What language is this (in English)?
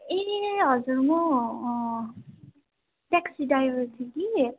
Nepali